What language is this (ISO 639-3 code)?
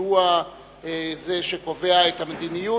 heb